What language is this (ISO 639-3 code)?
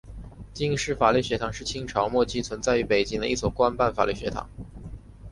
zho